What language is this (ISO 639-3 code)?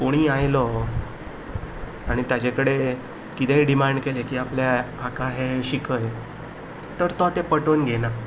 kok